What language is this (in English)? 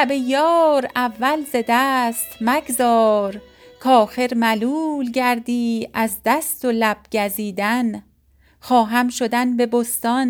Persian